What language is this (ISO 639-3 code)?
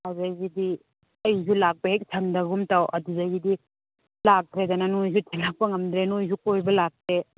mni